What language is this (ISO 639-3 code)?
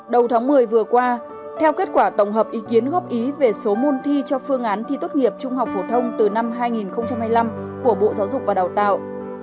vie